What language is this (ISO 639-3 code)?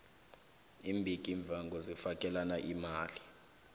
nbl